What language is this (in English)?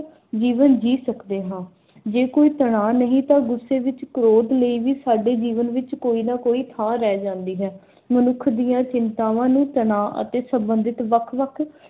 Punjabi